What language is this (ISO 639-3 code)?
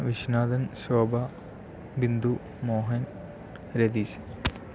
mal